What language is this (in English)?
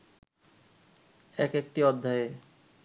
Bangla